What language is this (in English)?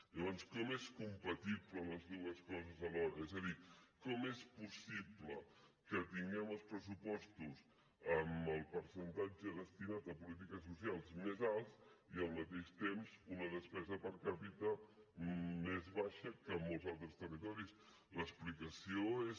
Catalan